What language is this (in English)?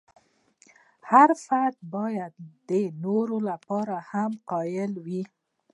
Pashto